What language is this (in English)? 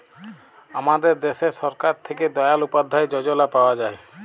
Bangla